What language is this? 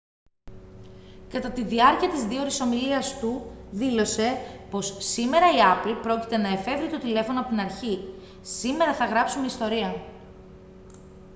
Greek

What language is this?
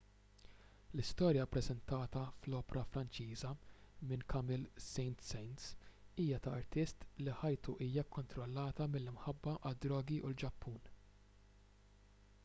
Maltese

